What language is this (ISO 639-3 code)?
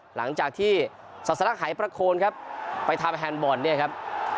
tha